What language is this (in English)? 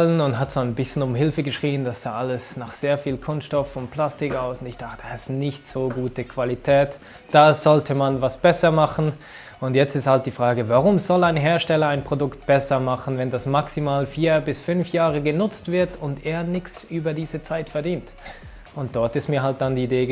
German